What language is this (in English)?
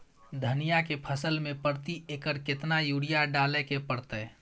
Maithili